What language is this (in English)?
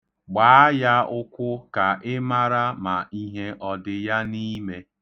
Igbo